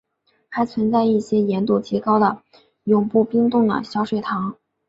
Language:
Chinese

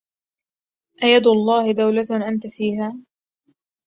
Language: Arabic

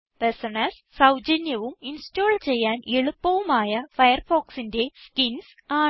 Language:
Malayalam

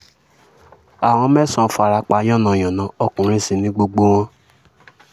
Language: Yoruba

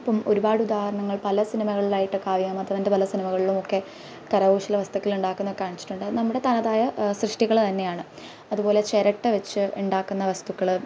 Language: Malayalam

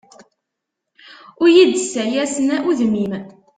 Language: Kabyle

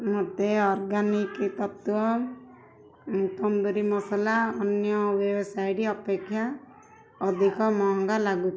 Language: Odia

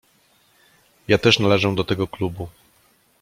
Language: Polish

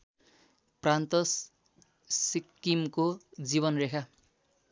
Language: Nepali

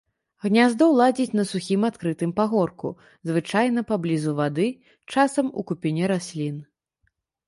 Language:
Belarusian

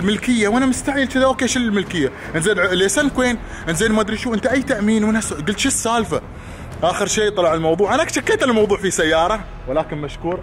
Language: Arabic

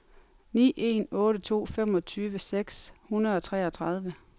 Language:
Danish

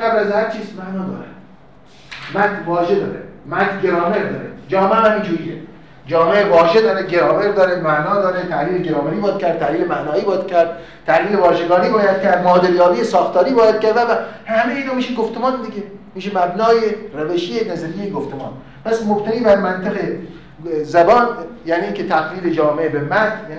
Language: Persian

